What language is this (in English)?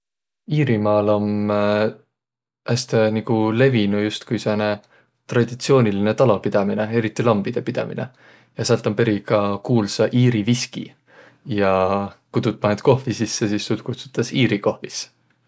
Võro